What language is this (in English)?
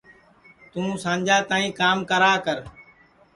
Sansi